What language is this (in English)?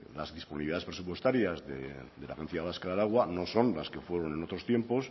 Spanish